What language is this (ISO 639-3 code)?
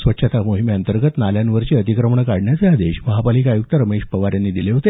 mar